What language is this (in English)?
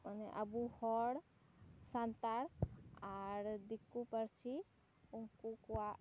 Santali